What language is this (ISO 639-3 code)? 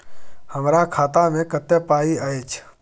mai